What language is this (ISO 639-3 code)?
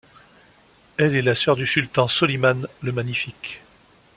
fra